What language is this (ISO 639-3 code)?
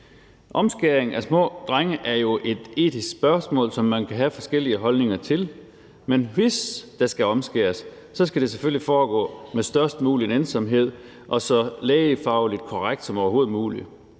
dan